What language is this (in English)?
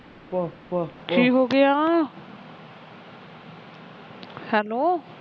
Punjabi